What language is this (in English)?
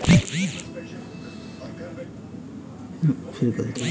Bhojpuri